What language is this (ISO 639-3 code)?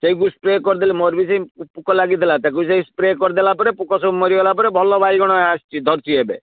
ori